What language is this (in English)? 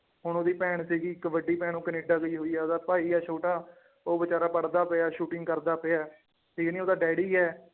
Punjabi